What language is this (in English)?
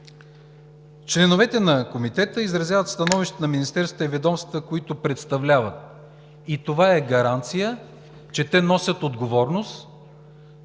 Bulgarian